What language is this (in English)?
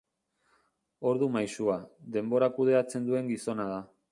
Basque